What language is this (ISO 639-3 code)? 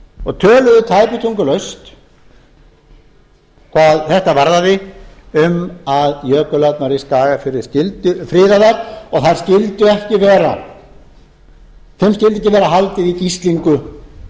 isl